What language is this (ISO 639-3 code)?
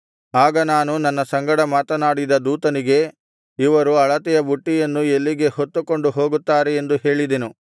kan